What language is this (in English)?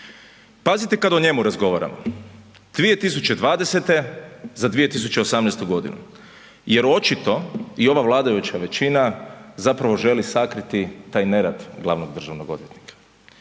Croatian